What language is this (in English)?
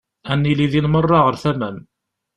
Kabyle